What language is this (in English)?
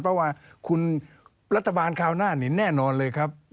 Thai